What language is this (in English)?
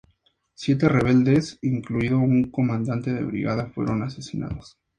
Spanish